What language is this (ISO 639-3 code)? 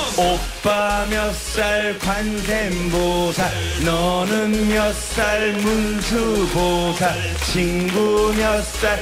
kor